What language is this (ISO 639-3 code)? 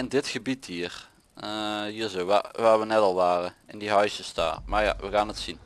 nld